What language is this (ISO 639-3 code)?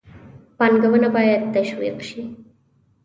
pus